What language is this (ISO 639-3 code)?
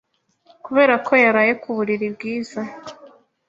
kin